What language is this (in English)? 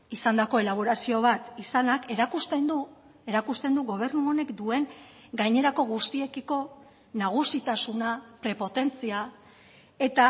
Basque